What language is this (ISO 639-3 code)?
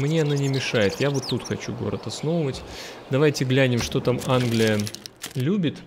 rus